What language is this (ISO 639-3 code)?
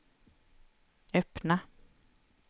swe